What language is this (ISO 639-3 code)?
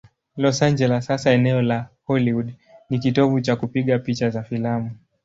swa